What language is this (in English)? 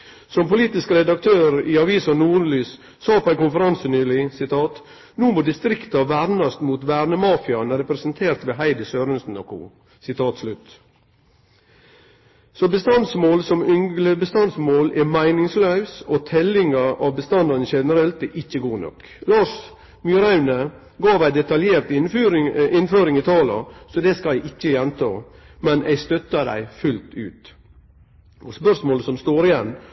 Norwegian Nynorsk